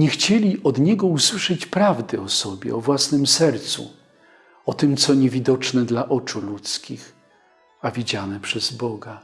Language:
Polish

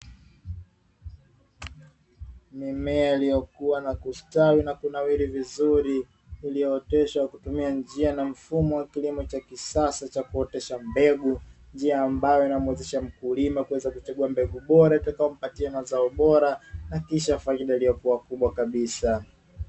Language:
Swahili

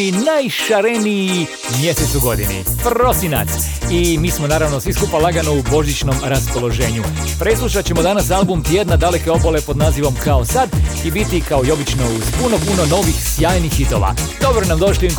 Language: Croatian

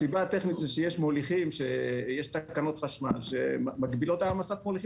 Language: Hebrew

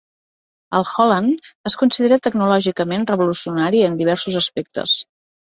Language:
Catalan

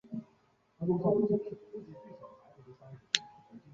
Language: Chinese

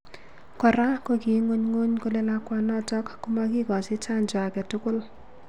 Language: Kalenjin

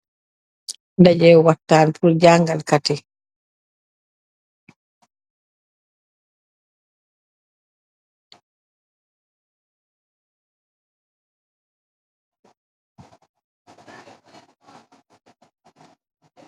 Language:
Wolof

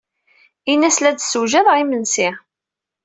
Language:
Kabyle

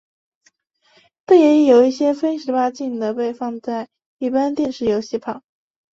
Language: Chinese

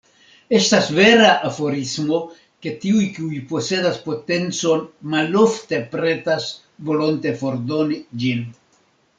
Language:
Esperanto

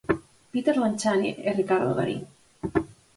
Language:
Galician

